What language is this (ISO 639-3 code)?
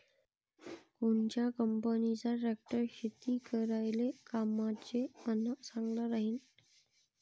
mar